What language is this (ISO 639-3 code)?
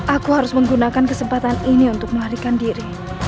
ind